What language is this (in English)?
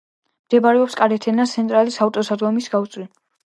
Georgian